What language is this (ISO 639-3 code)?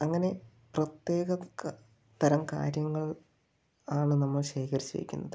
mal